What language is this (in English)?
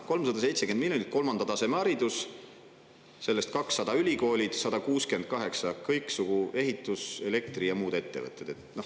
Estonian